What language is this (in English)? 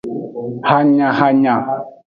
Aja (Benin)